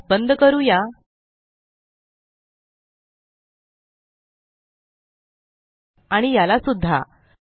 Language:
Marathi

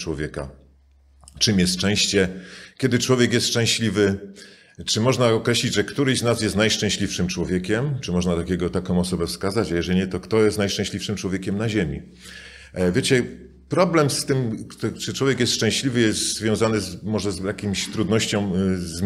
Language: Polish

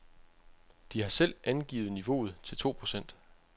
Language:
Danish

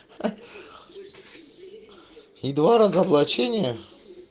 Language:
Russian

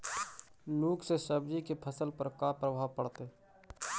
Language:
Magahi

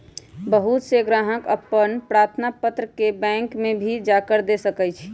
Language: Magahi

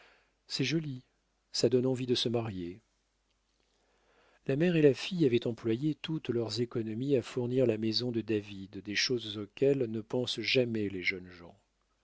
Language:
French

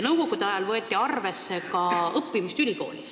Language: Estonian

